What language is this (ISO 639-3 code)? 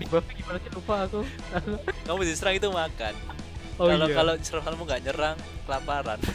ind